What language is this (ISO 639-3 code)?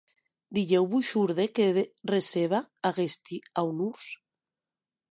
oci